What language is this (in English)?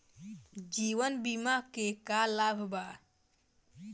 Bhojpuri